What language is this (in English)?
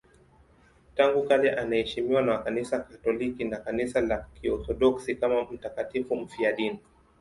Swahili